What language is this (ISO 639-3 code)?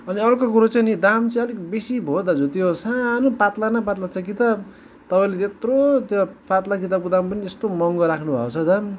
nep